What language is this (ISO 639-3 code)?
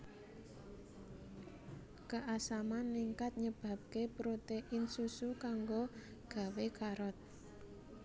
jav